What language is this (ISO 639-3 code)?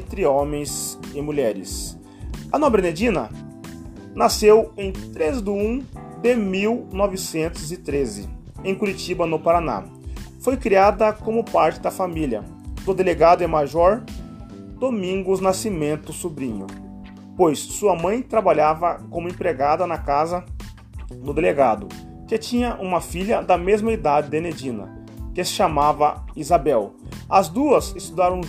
por